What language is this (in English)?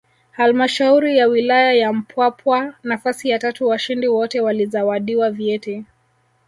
Swahili